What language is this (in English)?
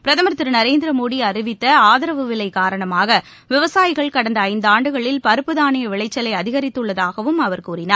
Tamil